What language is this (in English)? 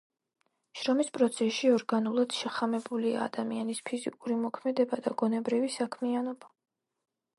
Georgian